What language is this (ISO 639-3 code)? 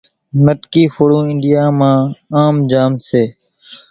gjk